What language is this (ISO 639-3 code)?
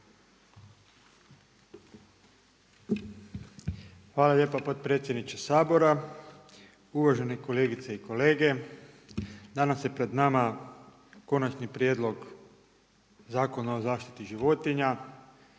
hrv